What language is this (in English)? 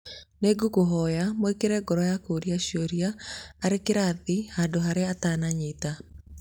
Kikuyu